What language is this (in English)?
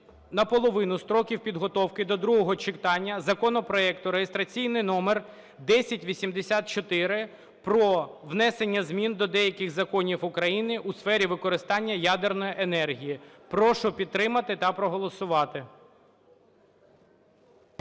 Ukrainian